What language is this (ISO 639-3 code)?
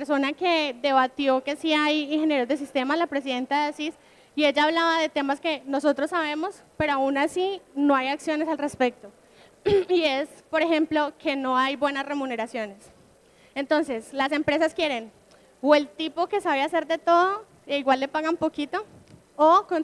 spa